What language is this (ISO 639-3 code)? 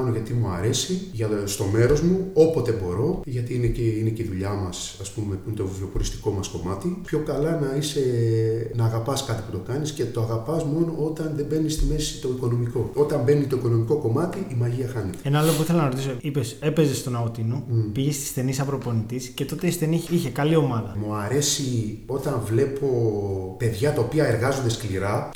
ell